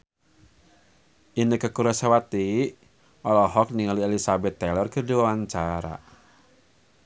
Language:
Sundanese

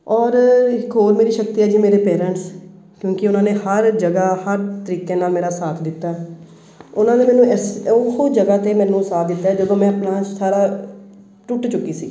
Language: Punjabi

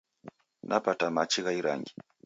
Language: Taita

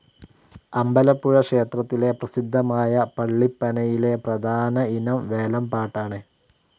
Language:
Malayalam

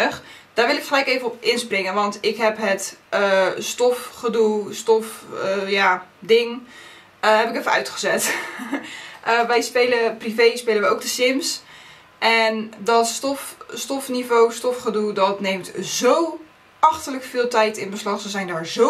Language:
Dutch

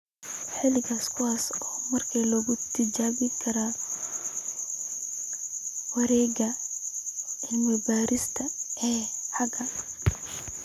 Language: Somali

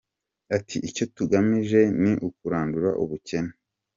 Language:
Kinyarwanda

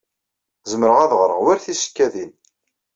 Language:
Kabyle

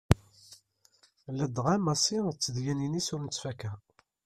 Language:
Kabyle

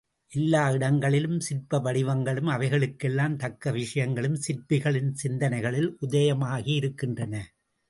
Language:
Tamil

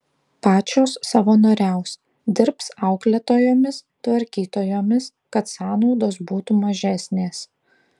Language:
Lithuanian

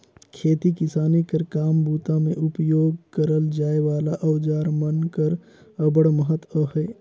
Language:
Chhattisgarhi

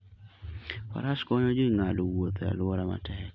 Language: Luo (Kenya and Tanzania)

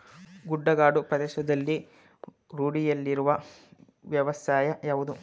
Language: Kannada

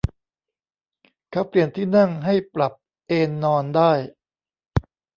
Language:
Thai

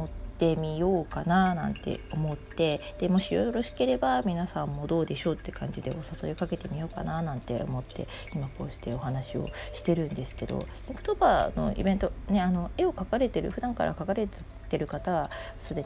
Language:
Japanese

